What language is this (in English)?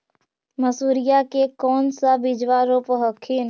Magahi